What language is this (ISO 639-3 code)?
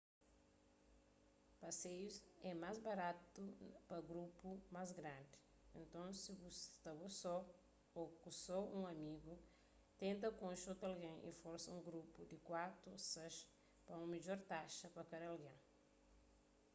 kea